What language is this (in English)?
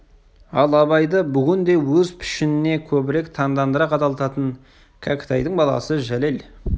Kazakh